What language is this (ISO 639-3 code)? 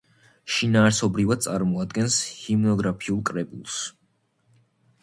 kat